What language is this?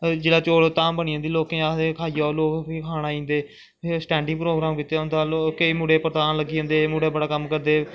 Dogri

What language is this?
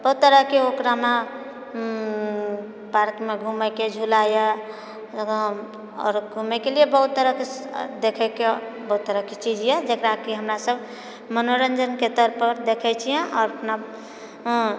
Maithili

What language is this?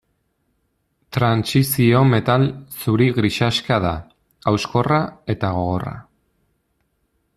Basque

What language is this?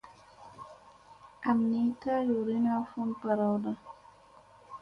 Musey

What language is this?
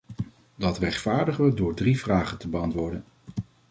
Dutch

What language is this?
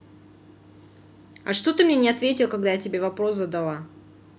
Russian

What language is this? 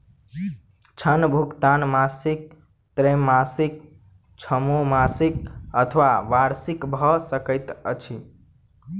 Maithili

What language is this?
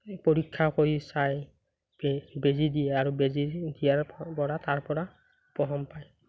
Assamese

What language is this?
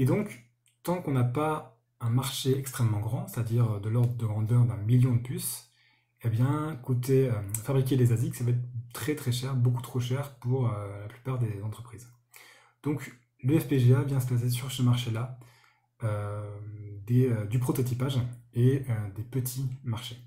French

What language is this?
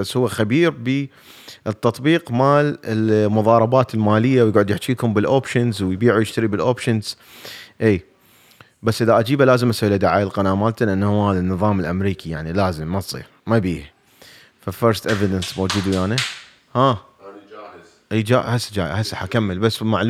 Arabic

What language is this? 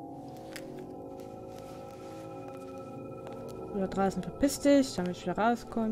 German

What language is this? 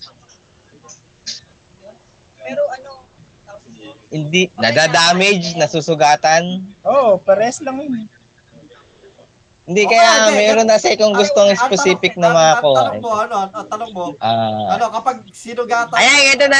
Filipino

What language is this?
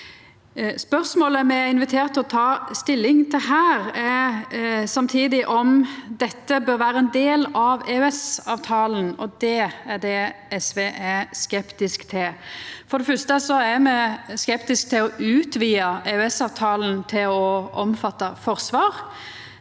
Norwegian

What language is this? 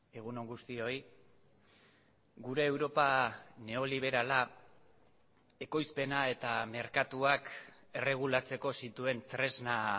Basque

